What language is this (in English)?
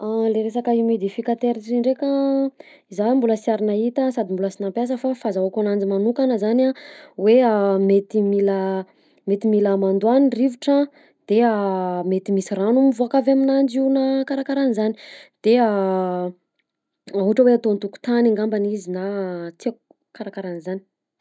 Southern Betsimisaraka Malagasy